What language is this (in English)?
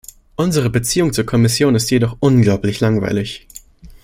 German